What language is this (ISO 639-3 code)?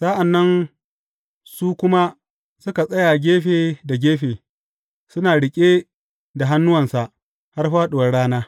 hau